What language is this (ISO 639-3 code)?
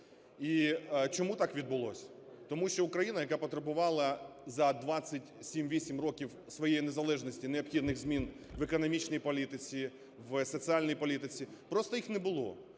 ukr